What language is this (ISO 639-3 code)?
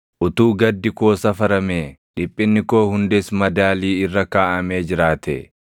orm